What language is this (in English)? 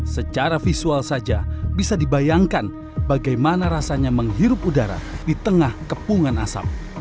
Indonesian